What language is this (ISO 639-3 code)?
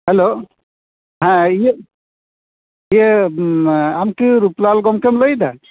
sat